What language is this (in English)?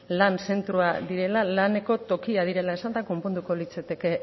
Basque